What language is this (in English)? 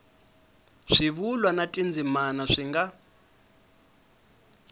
Tsonga